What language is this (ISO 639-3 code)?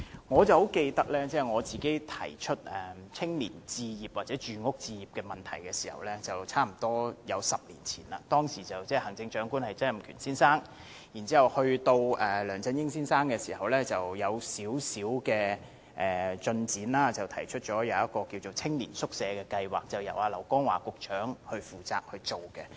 yue